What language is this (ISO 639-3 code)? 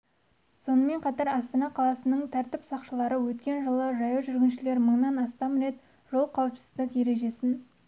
kaz